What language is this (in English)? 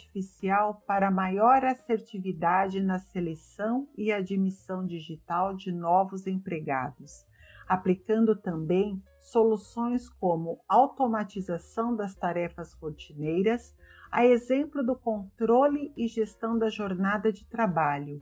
Portuguese